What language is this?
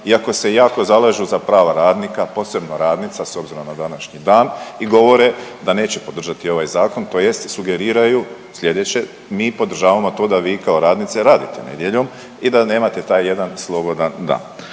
Croatian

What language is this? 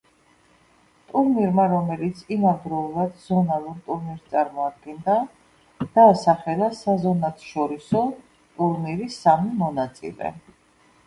Georgian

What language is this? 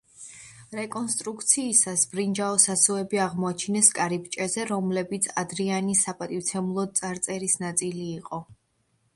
Georgian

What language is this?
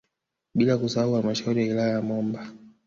Swahili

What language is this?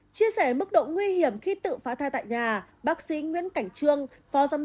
Vietnamese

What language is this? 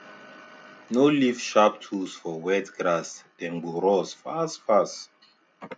Nigerian Pidgin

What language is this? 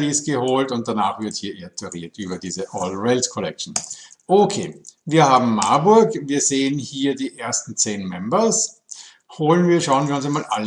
German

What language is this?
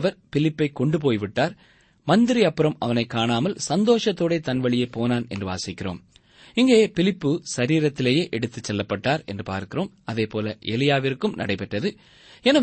Tamil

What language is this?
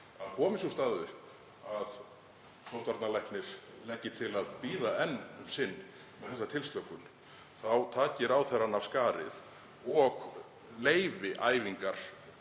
Icelandic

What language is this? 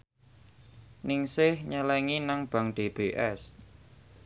Javanese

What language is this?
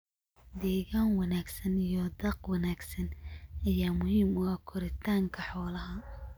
Somali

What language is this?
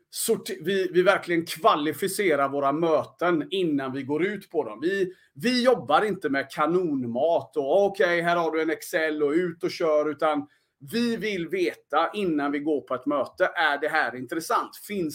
Swedish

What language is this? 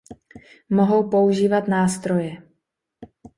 Czech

